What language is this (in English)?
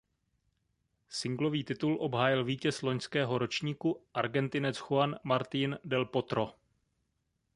Czech